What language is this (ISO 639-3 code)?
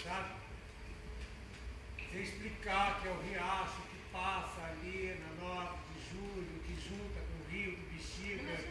por